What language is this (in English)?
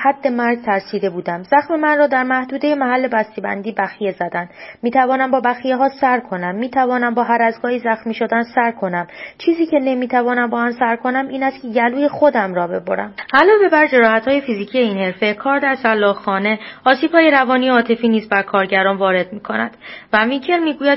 Persian